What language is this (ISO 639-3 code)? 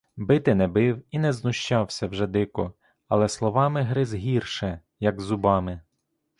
ukr